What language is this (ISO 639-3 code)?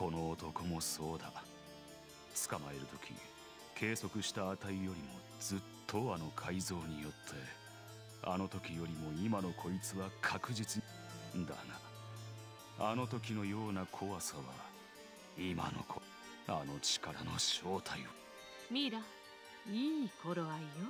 jpn